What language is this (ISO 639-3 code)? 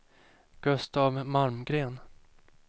swe